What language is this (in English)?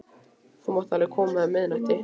Icelandic